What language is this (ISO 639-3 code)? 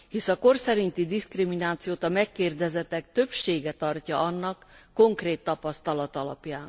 hun